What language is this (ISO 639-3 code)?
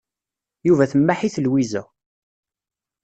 kab